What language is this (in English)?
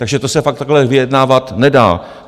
Czech